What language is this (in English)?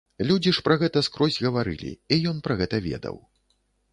Belarusian